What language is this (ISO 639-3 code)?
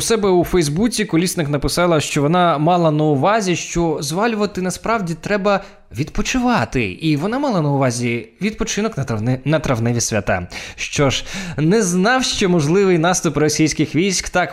ukr